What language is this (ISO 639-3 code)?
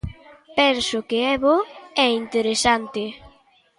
glg